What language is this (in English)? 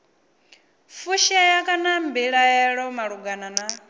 Venda